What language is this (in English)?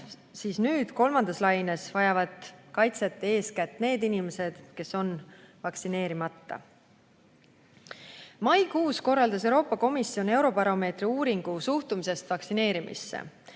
Estonian